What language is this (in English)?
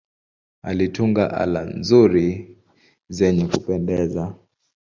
Swahili